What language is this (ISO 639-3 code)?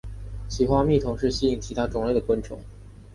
zho